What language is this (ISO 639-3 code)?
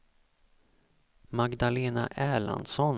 swe